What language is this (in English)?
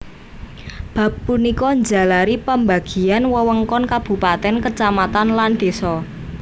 Javanese